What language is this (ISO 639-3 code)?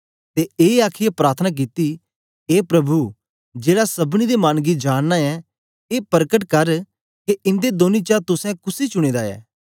doi